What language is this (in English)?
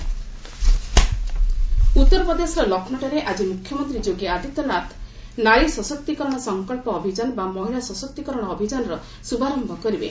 Odia